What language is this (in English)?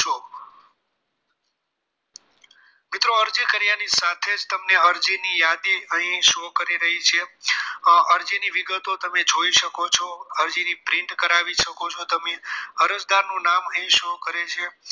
Gujarati